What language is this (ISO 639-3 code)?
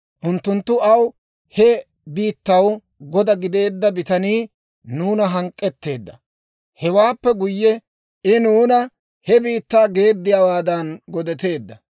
dwr